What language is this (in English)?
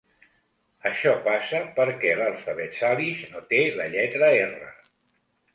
Catalan